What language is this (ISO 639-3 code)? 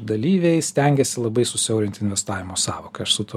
lit